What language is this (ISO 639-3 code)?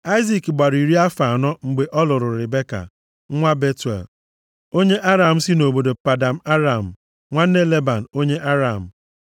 ibo